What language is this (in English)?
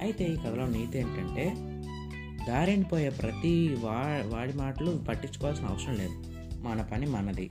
Telugu